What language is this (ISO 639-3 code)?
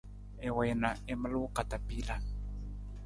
nmz